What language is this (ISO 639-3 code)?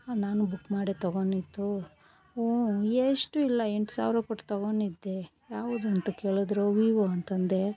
kan